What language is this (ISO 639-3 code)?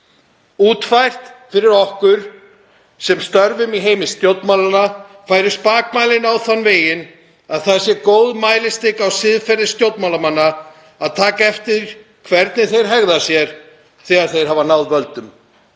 isl